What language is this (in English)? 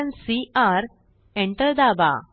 Marathi